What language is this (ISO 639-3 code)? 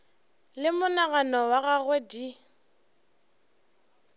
nso